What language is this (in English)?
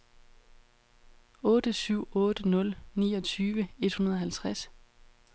Danish